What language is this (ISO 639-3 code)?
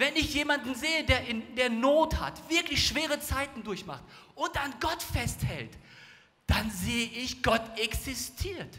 deu